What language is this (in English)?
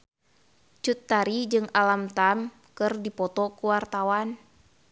Sundanese